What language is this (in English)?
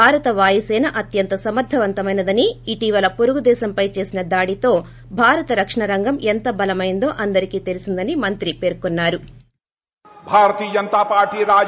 Telugu